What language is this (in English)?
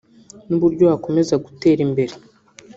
Kinyarwanda